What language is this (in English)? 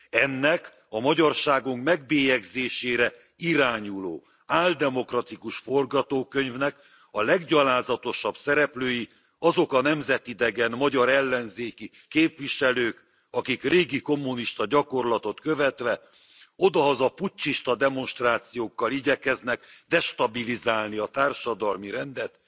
Hungarian